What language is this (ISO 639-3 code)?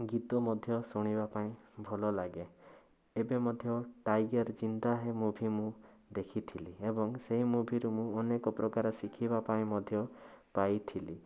ori